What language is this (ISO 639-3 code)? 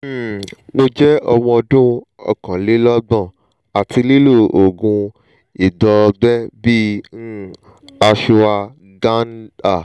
yor